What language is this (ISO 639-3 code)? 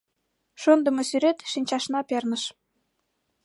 chm